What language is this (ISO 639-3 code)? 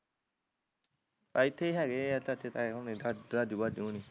pan